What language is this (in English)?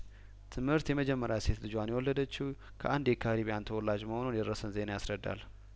Amharic